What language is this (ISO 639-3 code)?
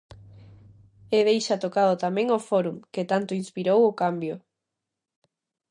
glg